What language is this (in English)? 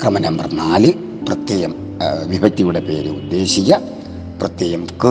Malayalam